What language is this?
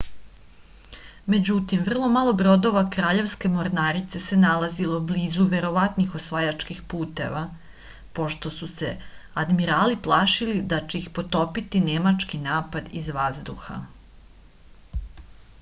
Serbian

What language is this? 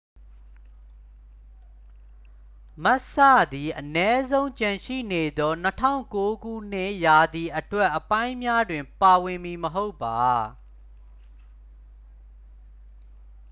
Burmese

